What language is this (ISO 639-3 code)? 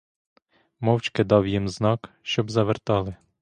ukr